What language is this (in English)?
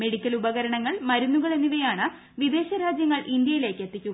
Malayalam